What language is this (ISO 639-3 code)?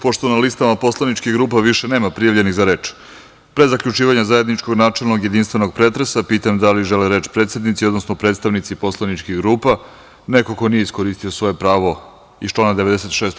srp